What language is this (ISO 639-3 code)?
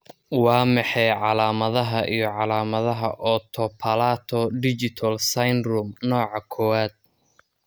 som